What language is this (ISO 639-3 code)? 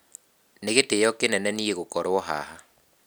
kik